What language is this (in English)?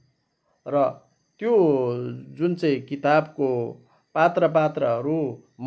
Nepali